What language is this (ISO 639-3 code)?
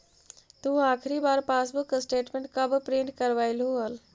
mag